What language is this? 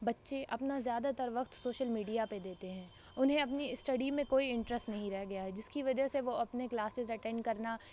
Urdu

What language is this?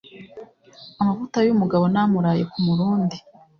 Kinyarwanda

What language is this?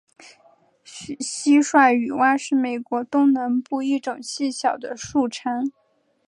Chinese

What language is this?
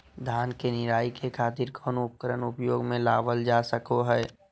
Magahi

